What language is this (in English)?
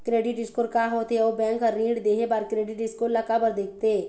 Chhattisgarhi